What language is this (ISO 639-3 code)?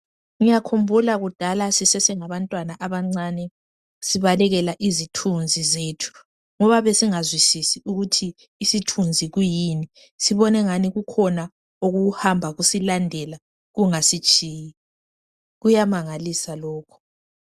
nde